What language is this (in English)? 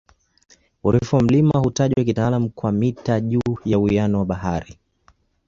Swahili